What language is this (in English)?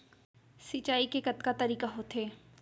Chhattisgarhi